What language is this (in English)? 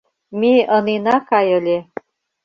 Mari